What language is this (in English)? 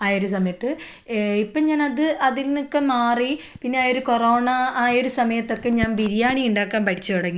Malayalam